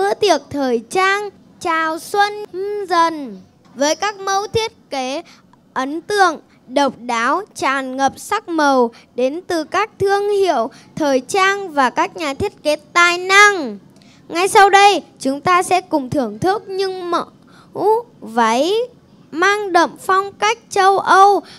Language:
Vietnamese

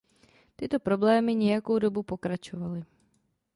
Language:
Czech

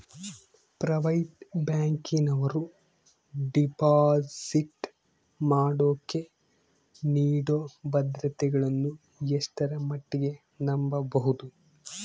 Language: Kannada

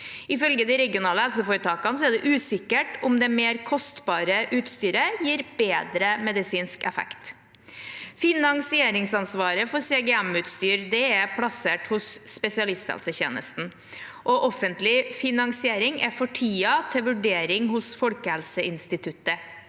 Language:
Norwegian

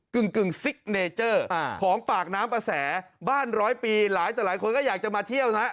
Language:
Thai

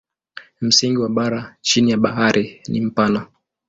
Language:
Swahili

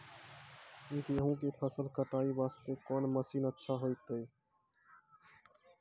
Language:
Maithili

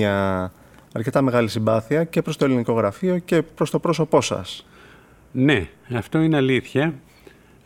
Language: Greek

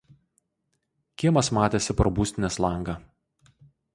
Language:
Lithuanian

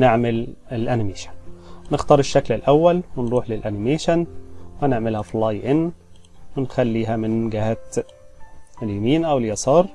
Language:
Arabic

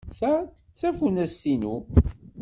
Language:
Kabyle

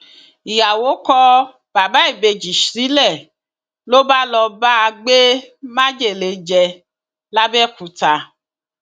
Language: Yoruba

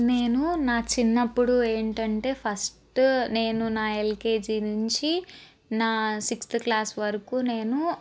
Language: Telugu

